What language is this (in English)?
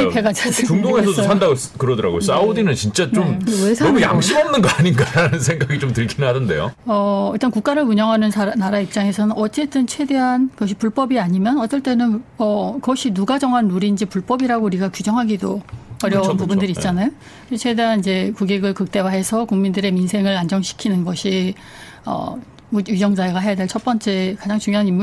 Korean